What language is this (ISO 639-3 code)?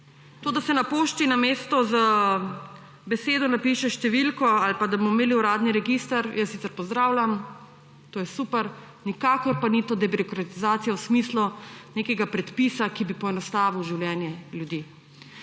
slv